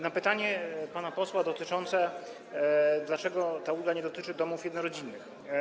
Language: Polish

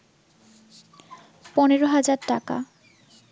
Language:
Bangla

